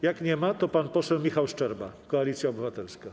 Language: Polish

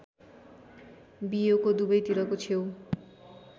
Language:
Nepali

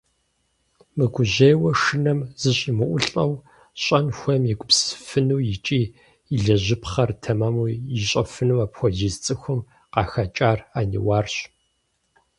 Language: Kabardian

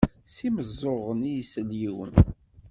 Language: Kabyle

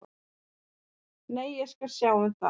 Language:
Icelandic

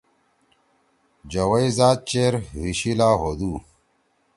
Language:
Torwali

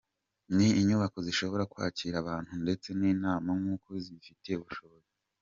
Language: Kinyarwanda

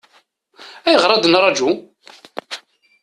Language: Kabyle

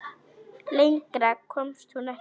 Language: Icelandic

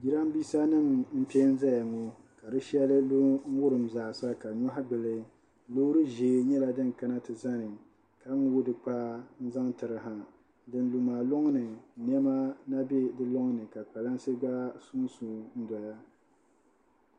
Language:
Dagbani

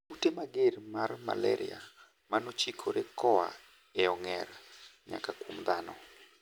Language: Luo (Kenya and Tanzania)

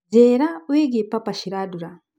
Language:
Kikuyu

